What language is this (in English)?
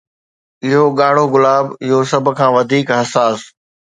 Sindhi